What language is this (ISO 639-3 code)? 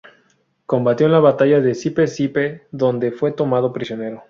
spa